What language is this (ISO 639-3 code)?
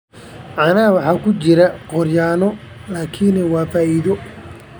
som